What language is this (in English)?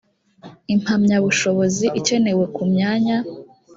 Kinyarwanda